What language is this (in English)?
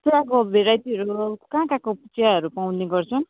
Nepali